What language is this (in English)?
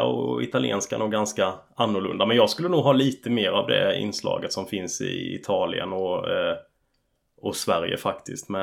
Swedish